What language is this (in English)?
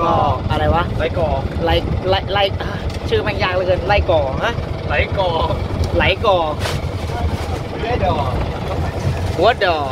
Thai